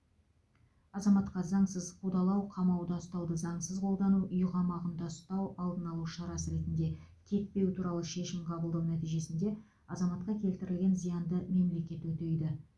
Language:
Kazakh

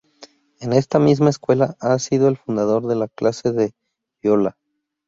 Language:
Spanish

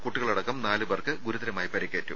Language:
Malayalam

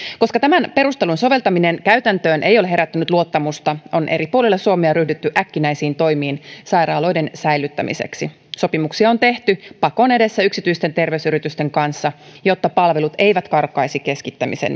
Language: Finnish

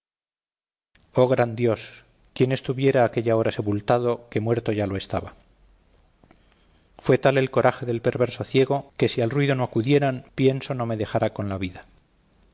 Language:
Spanish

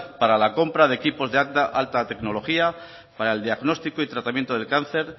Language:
Spanish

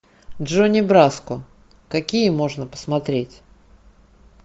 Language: Russian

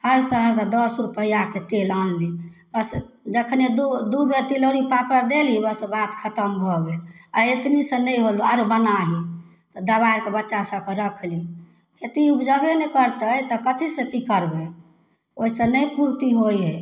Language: Maithili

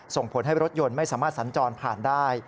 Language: Thai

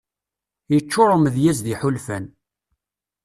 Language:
Kabyle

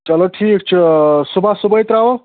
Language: Kashmiri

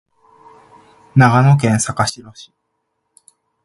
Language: Japanese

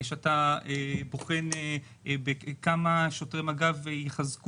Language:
Hebrew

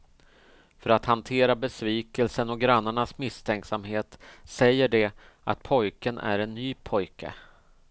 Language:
Swedish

